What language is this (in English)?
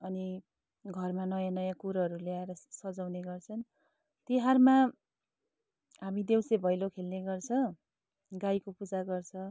Nepali